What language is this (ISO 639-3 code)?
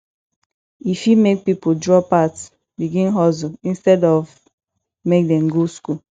pcm